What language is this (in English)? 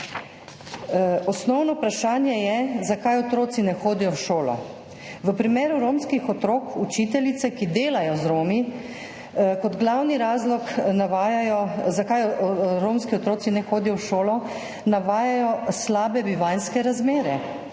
Slovenian